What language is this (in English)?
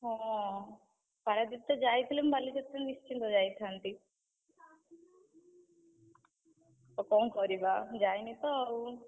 Odia